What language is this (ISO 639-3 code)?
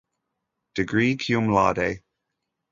eng